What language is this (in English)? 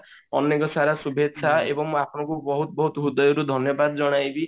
Odia